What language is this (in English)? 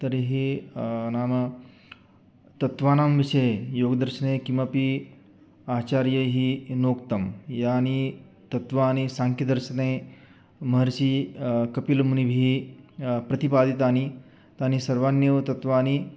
Sanskrit